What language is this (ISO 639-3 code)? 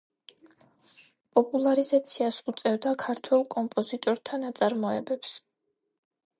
kat